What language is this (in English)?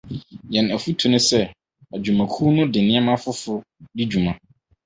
Akan